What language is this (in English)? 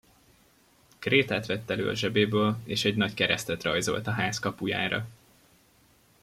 Hungarian